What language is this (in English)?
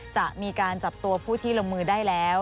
Thai